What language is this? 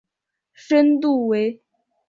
Chinese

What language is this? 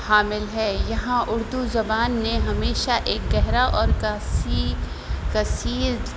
Urdu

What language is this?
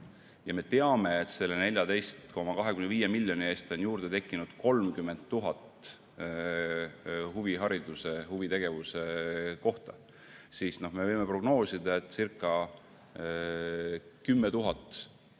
Estonian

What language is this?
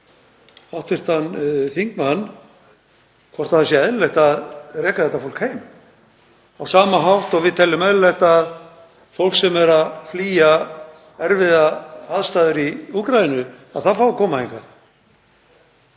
Icelandic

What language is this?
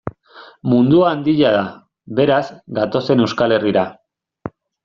Basque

